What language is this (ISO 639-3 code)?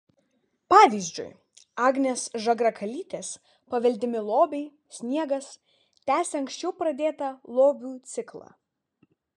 lit